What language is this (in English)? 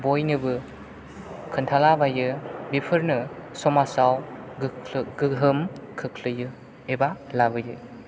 Bodo